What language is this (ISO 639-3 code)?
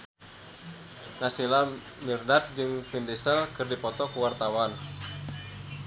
sun